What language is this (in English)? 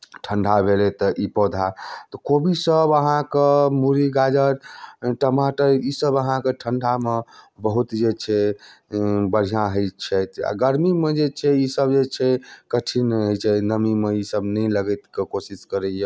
Maithili